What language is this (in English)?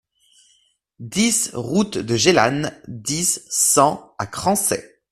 French